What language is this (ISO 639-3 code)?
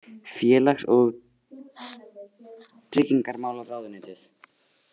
isl